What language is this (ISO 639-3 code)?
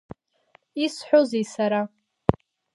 abk